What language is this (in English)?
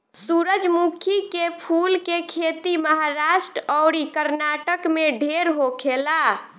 Bhojpuri